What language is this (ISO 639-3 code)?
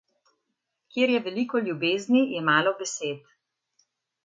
slv